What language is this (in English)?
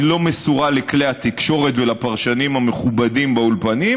Hebrew